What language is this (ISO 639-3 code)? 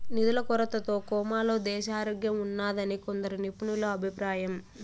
tel